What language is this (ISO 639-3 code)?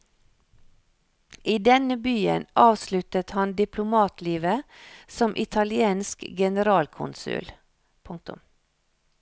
nor